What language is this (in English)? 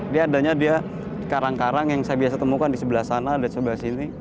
Indonesian